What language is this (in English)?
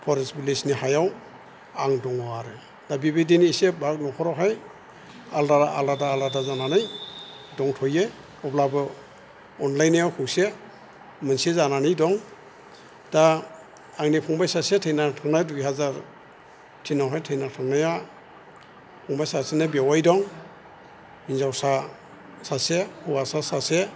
Bodo